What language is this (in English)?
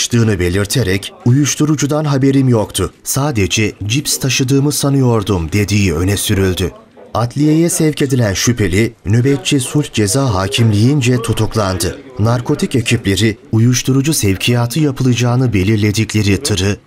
Turkish